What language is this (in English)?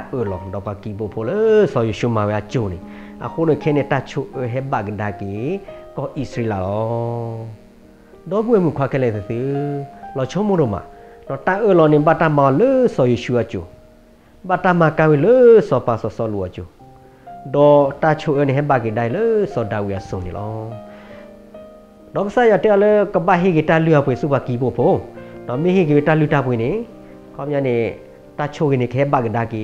Thai